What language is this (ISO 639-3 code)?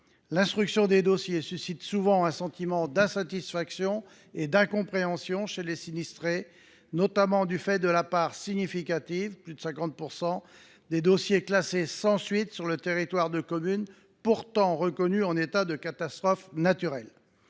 fra